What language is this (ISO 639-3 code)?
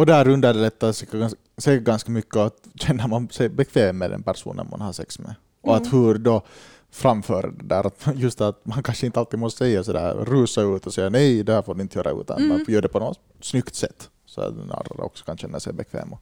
swe